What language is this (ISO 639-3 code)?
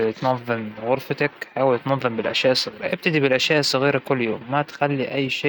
acw